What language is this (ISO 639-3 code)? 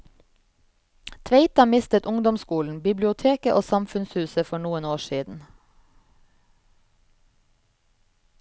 nor